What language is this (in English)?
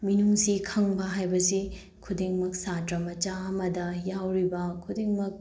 Manipuri